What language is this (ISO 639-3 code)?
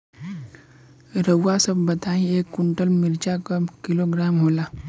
bho